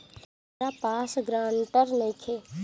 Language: Bhojpuri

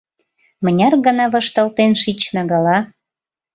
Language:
Mari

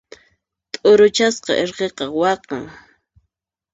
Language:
Puno Quechua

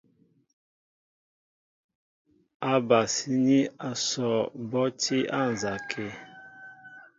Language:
Mbo (Cameroon)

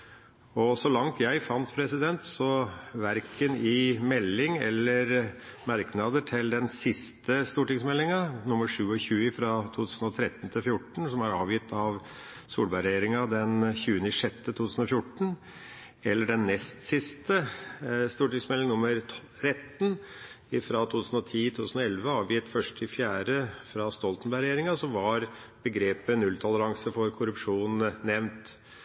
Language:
Norwegian Bokmål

